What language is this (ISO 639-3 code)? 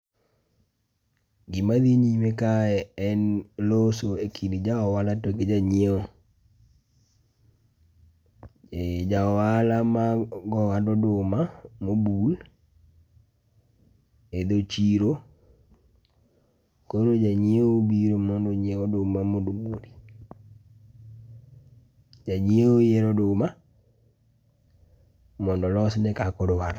luo